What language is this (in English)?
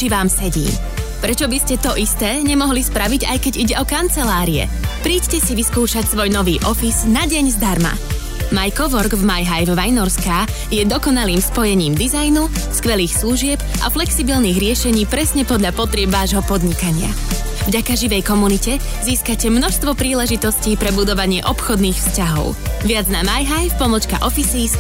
Slovak